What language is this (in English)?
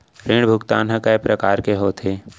Chhattisgarhi